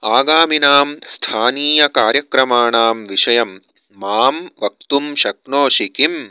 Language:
Sanskrit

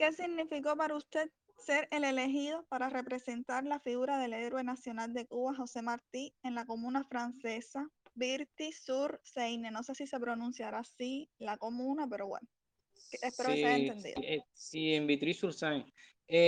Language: Spanish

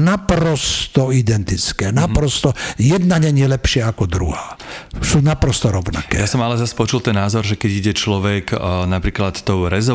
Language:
Slovak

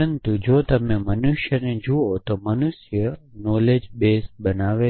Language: Gujarati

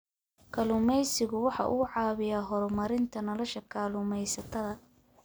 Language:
Somali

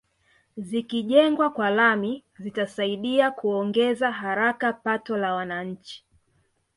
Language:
Swahili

